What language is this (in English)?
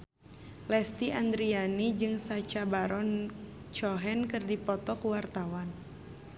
Sundanese